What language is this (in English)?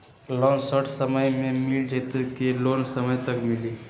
Magahi